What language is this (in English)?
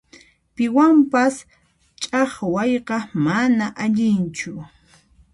Puno Quechua